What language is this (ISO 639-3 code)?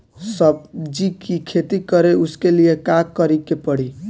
bho